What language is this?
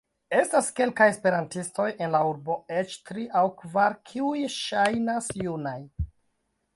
Esperanto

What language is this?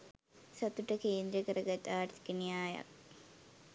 Sinhala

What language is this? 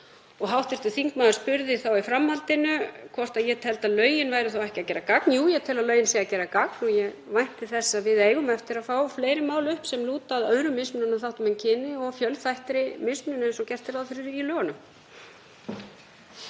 Icelandic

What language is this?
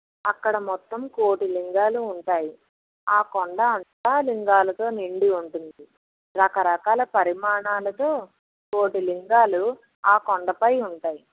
Telugu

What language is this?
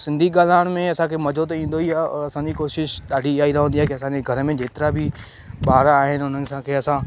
Sindhi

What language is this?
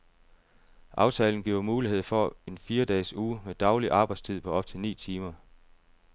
Danish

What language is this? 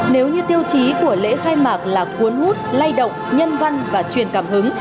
Vietnamese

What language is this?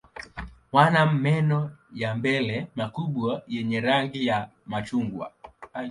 Swahili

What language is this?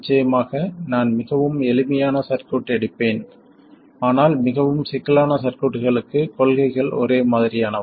Tamil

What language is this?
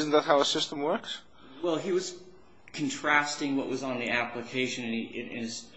English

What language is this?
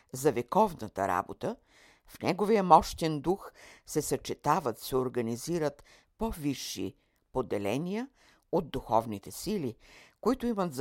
Bulgarian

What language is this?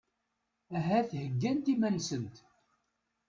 Kabyle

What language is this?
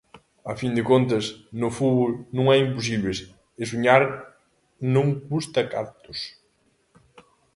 Galician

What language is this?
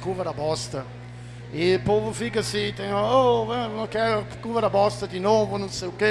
Portuguese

